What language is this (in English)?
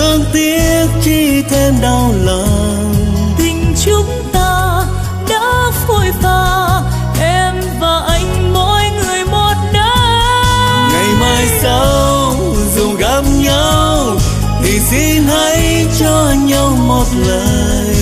Vietnamese